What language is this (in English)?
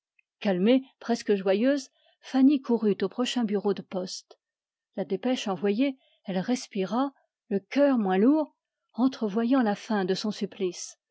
French